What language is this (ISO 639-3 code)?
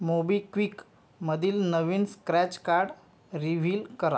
mar